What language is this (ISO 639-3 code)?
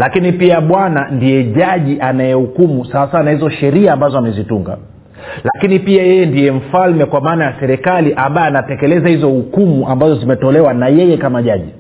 swa